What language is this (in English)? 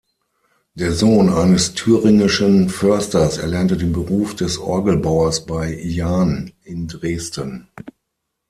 German